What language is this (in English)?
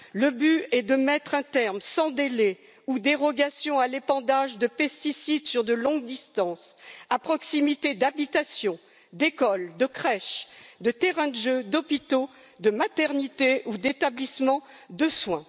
French